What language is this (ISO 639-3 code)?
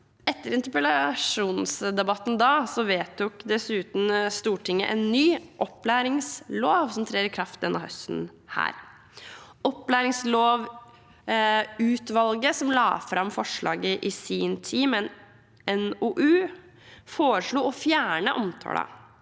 nor